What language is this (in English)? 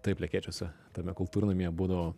Lithuanian